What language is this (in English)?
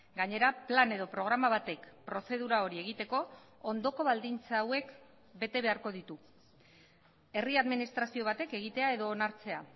Basque